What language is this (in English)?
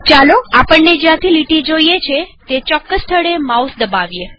Gujarati